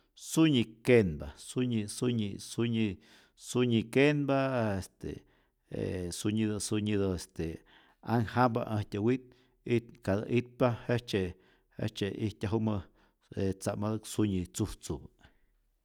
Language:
Rayón Zoque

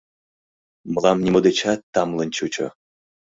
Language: Mari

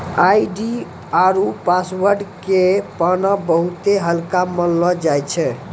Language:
Maithili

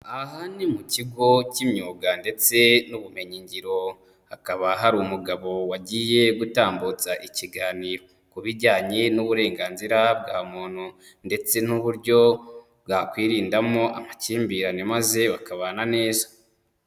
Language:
Kinyarwanda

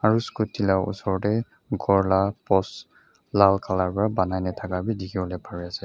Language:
Naga Pidgin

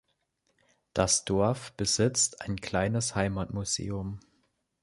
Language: German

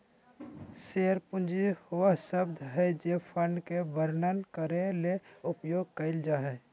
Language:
Magahi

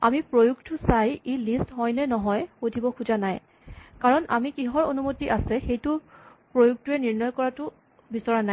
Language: Assamese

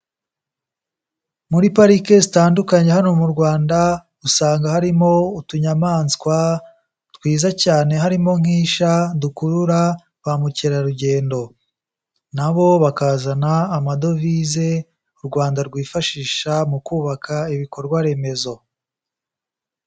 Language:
Kinyarwanda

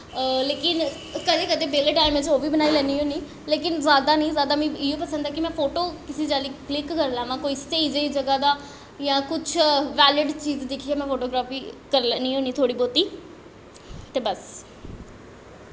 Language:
Dogri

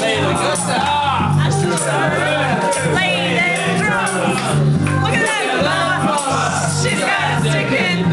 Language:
English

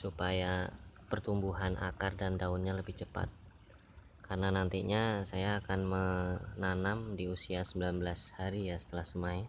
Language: Indonesian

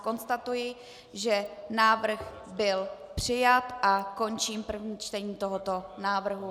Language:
Czech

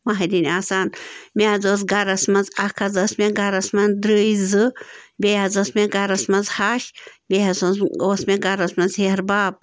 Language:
Kashmiri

